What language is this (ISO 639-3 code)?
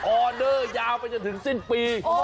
tha